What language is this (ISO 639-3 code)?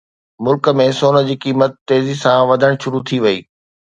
snd